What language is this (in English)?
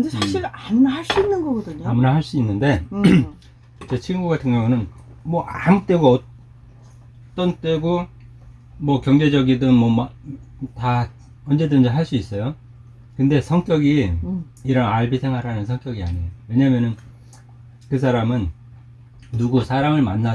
Korean